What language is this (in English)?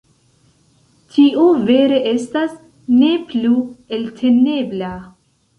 Esperanto